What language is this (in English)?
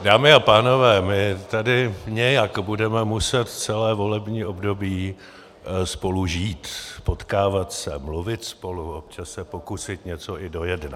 Czech